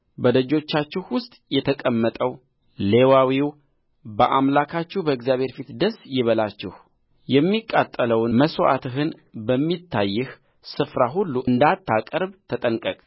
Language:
Amharic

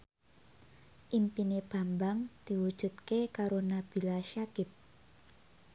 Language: Javanese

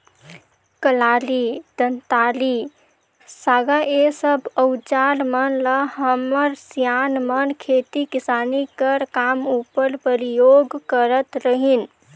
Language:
Chhattisgarhi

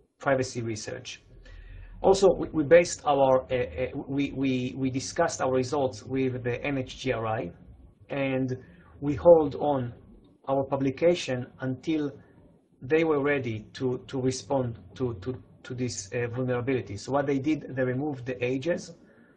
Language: English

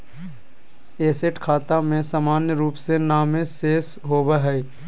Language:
Magahi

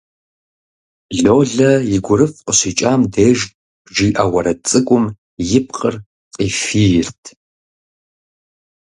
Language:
Kabardian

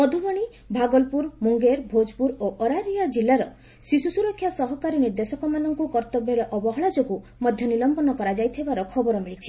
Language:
Odia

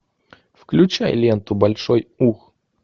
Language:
Russian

